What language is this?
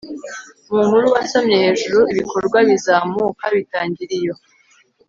Kinyarwanda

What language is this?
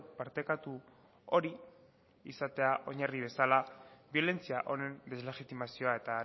Basque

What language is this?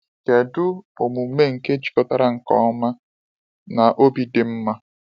Igbo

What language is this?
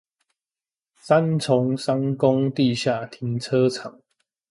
Chinese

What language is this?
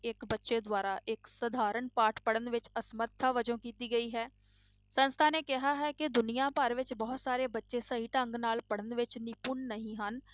Punjabi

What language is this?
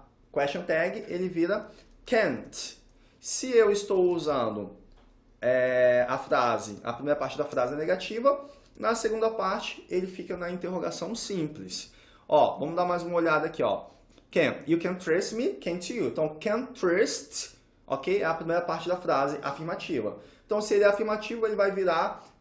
Portuguese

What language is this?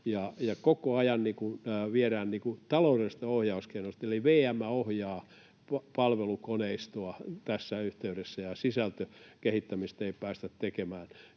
Finnish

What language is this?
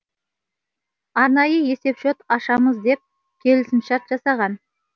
Kazakh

